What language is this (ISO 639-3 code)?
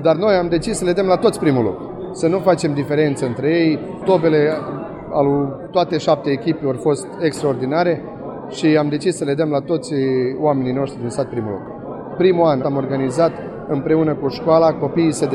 ron